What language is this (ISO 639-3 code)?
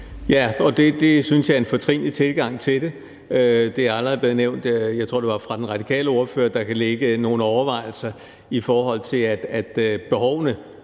dan